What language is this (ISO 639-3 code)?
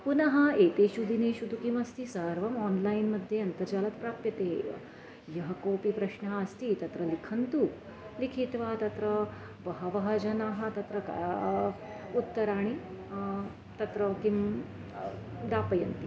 san